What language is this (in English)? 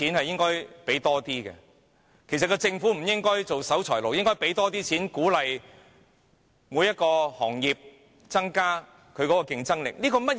Cantonese